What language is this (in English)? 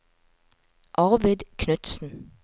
Norwegian